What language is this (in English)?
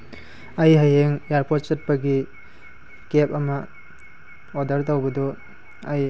Manipuri